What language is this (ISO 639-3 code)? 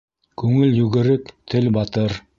bak